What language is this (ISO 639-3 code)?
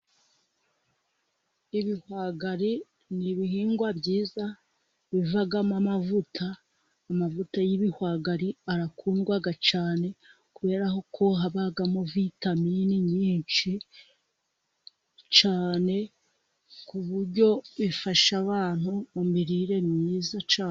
kin